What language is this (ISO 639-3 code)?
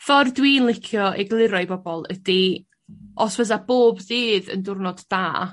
cym